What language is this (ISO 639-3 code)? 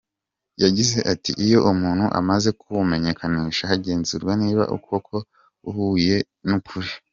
kin